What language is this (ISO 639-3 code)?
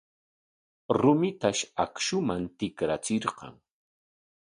qwa